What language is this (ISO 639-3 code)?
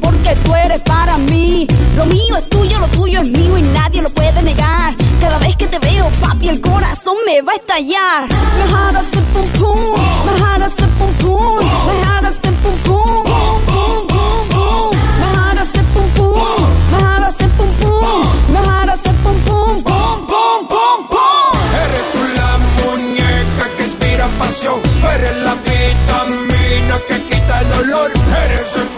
hun